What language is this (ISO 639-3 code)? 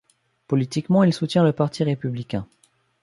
fra